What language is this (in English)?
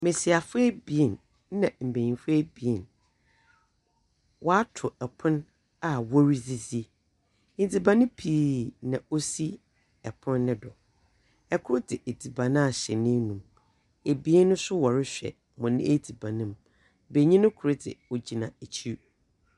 Akan